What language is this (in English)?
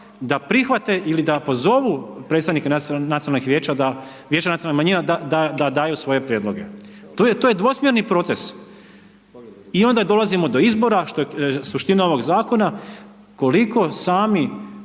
Croatian